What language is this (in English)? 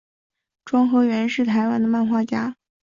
Chinese